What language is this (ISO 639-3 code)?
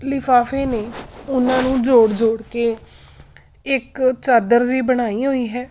pan